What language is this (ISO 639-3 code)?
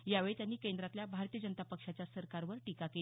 mar